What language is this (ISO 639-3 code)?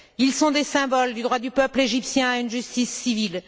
fra